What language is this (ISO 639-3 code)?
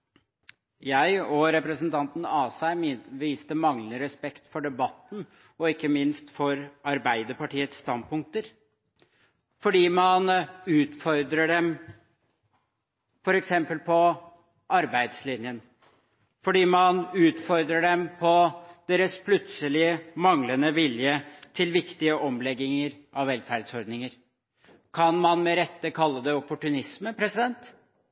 nob